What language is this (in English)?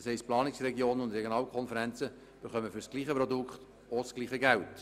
Swiss German